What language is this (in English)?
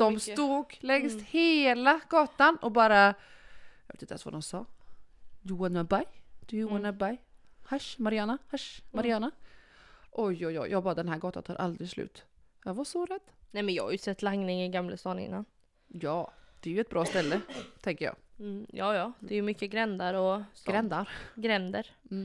Swedish